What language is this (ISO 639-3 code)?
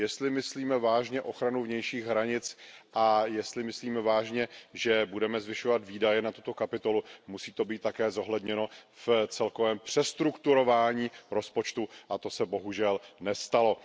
ces